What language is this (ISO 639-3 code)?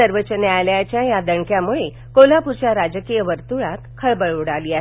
mar